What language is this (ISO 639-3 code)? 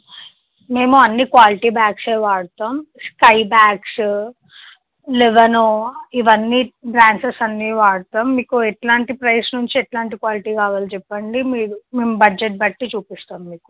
tel